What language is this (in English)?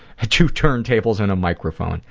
English